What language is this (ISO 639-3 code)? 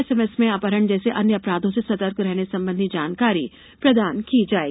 hin